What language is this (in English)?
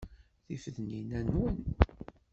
Kabyle